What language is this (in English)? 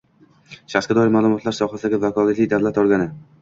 Uzbek